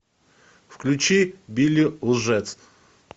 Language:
Russian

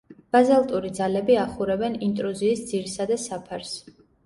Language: Georgian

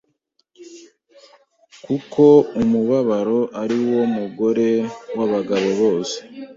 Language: Kinyarwanda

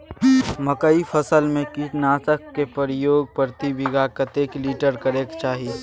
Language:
Maithili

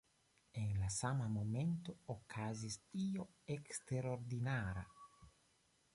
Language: Esperanto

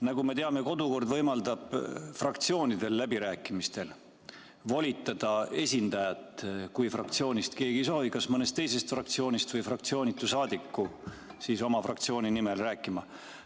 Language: Estonian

